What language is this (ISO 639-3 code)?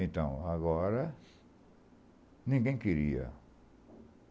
por